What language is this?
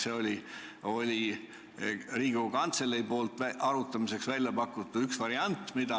Estonian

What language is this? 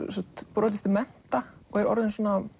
Icelandic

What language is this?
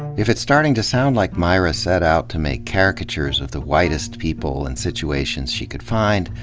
English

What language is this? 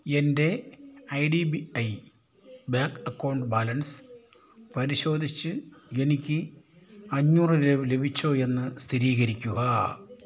Malayalam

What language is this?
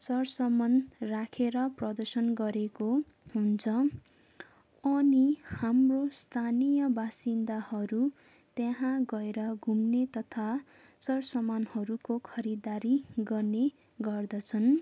Nepali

